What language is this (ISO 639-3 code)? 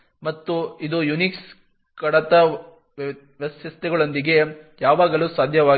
kan